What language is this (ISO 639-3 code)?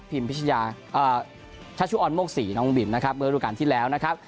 tha